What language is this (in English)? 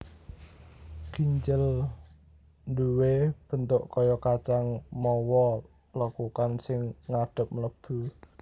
Javanese